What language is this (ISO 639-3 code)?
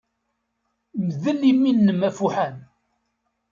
kab